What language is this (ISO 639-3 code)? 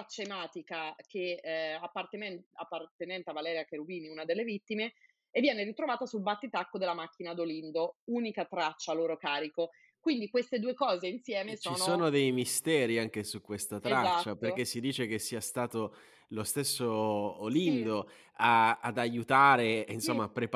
ita